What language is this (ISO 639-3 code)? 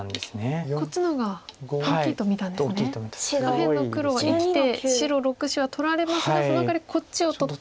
jpn